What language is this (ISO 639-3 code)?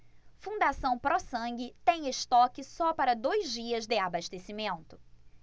por